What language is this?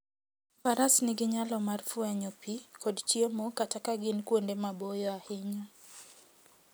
Luo (Kenya and Tanzania)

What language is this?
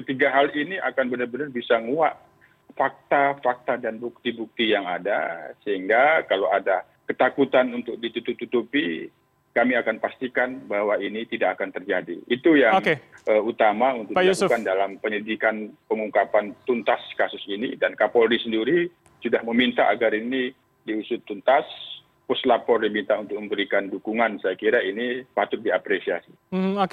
Indonesian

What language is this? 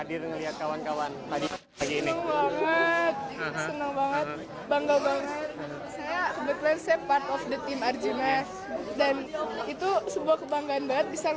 Indonesian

